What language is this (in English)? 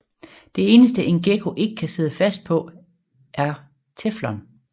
Danish